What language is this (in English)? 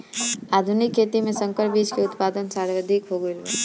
Bhojpuri